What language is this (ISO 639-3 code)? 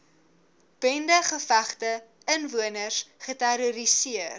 afr